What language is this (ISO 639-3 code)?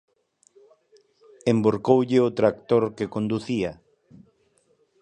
glg